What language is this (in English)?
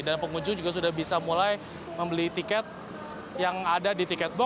Indonesian